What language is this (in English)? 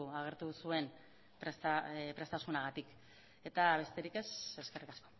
Basque